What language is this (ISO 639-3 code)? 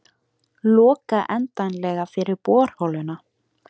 isl